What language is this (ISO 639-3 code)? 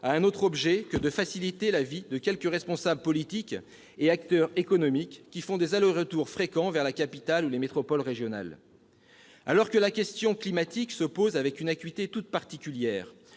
fra